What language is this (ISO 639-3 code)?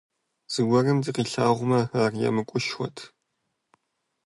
kbd